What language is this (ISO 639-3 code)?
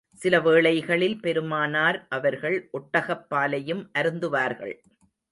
tam